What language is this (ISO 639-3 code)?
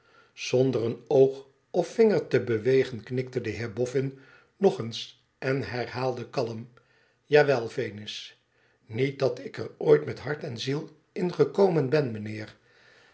nld